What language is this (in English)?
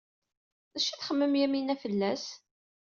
Kabyle